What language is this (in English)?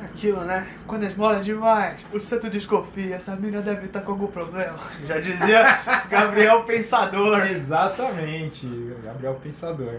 Portuguese